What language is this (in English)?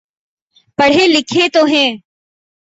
Urdu